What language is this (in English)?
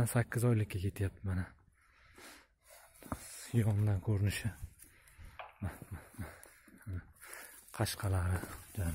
Turkish